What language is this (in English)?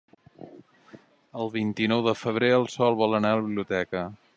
Catalan